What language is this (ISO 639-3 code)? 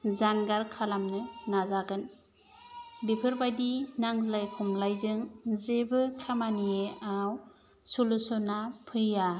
brx